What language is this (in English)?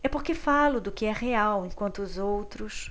Portuguese